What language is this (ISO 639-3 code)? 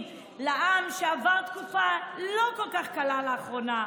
heb